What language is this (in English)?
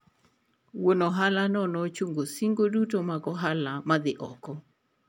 Luo (Kenya and Tanzania)